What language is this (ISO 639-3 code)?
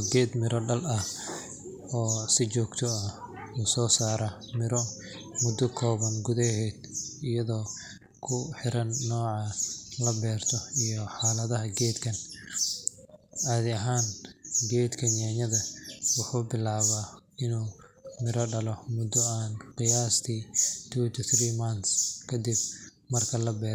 som